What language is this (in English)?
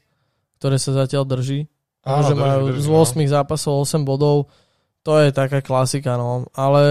Slovak